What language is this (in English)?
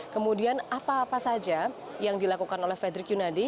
Indonesian